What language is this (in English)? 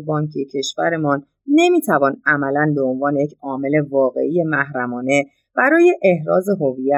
Persian